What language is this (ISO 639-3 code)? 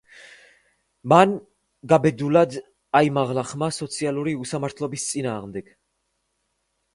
kat